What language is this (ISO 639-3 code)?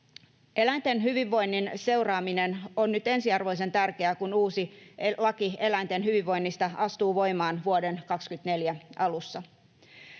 fin